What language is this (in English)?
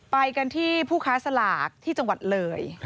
Thai